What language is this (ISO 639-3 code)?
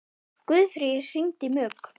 isl